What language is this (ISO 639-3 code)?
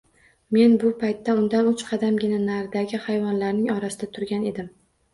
uzb